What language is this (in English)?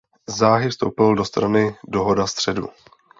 Czech